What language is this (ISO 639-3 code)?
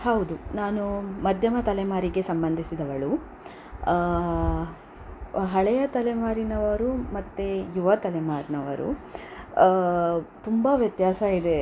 kan